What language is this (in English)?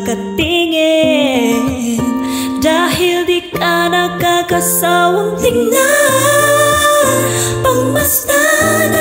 Indonesian